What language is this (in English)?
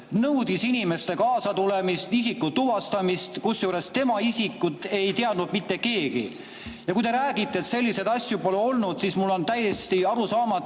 Estonian